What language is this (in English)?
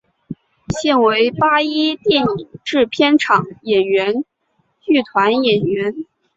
Chinese